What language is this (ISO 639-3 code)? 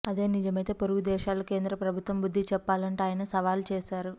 tel